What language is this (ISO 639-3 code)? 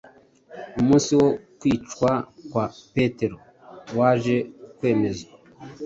kin